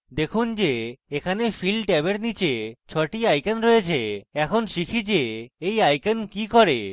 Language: Bangla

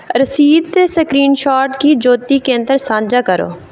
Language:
Dogri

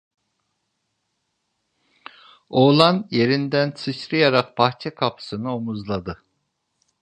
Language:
Turkish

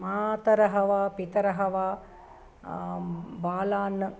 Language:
Sanskrit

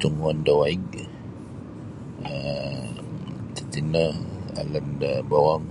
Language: Sabah Bisaya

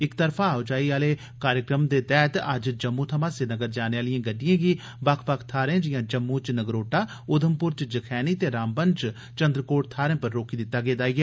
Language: Dogri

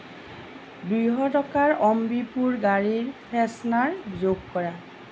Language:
Assamese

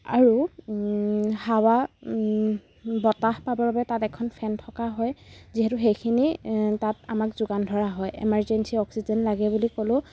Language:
Assamese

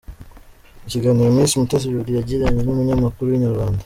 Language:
Kinyarwanda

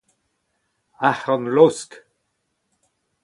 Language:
Breton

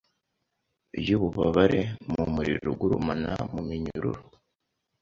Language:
Kinyarwanda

